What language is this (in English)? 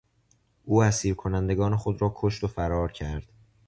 Persian